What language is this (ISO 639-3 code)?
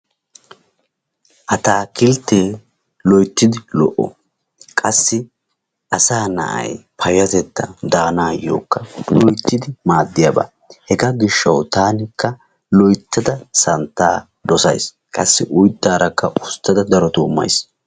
wal